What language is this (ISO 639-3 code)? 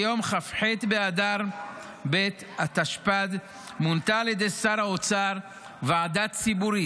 heb